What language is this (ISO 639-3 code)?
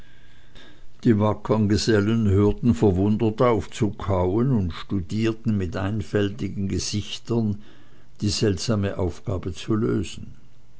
deu